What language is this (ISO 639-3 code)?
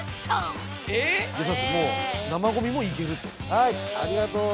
jpn